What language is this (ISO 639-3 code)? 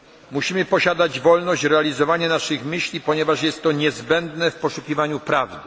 pol